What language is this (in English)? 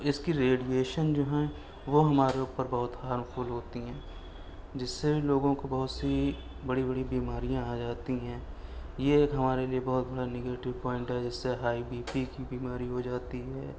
Urdu